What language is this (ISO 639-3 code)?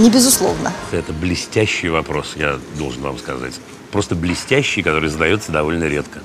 rus